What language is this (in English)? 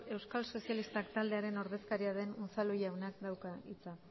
Basque